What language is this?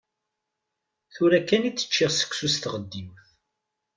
Kabyle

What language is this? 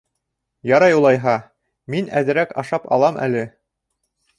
Bashkir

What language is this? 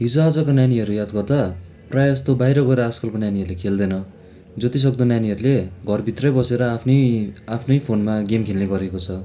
Nepali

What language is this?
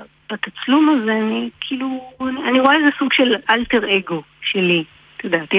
Hebrew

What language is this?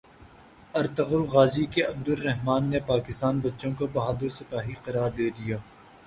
Urdu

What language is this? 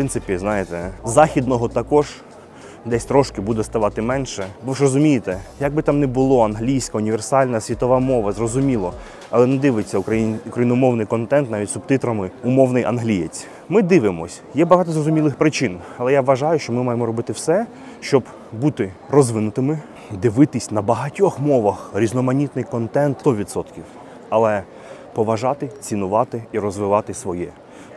Ukrainian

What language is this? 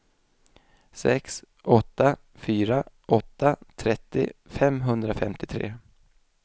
Swedish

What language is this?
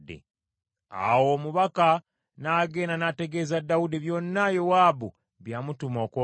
Ganda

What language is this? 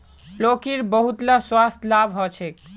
Magahi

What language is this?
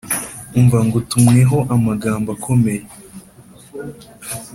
Kinyarwanda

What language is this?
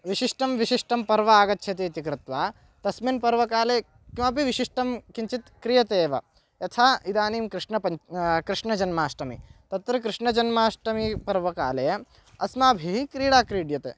Sanskrit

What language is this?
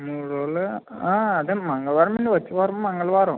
Telugu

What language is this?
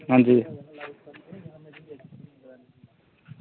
Dogri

